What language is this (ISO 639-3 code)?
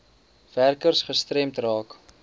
afr